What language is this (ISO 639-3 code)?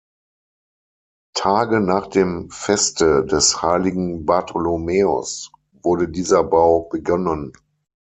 deu